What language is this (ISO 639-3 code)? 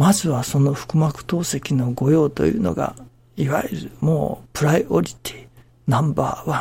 jpn